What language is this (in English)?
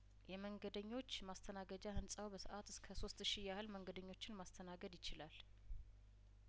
Amharic